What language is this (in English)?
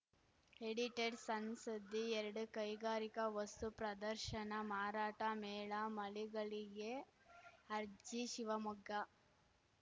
Kannada